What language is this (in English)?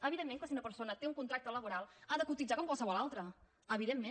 Catalan